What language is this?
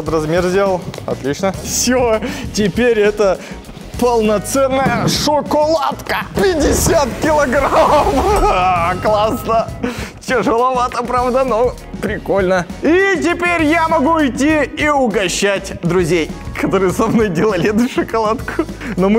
Russian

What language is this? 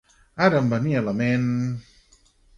Catalan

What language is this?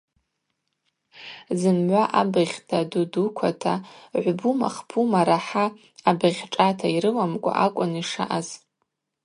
Abaza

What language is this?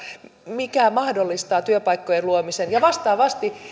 Finnish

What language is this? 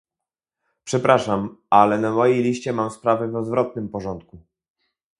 Polish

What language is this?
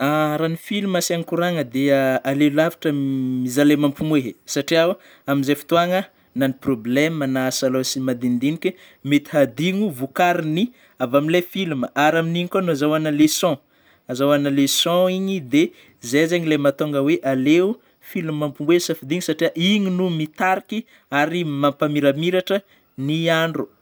Northern Betsimisaraka Malagasy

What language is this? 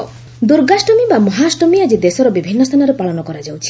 Odia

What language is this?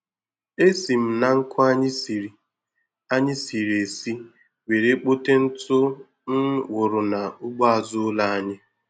Igbo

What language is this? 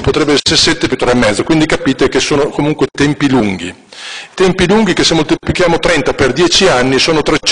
Italian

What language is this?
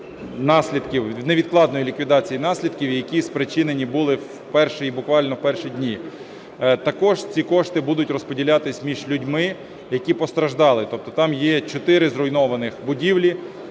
Ukrainian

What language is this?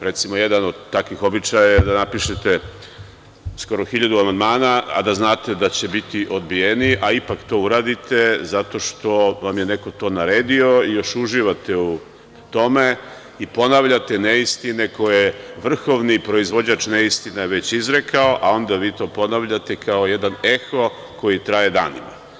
Serbian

